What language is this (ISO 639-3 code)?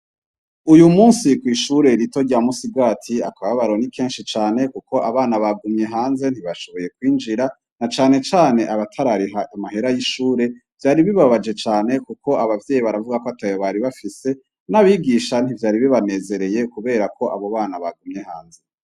run